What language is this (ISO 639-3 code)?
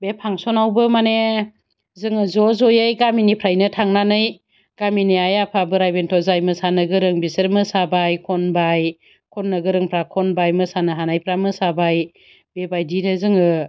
brx